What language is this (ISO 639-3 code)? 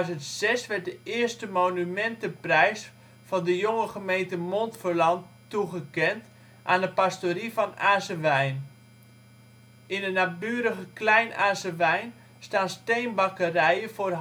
nld